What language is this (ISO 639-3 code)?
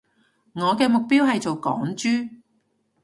yue